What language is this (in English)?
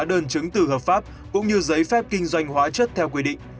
Vietnamese